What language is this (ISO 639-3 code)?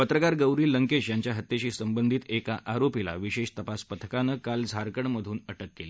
mar